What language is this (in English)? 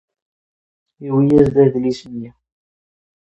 Kabyle